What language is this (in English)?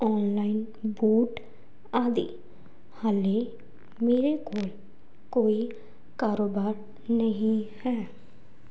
Punjabi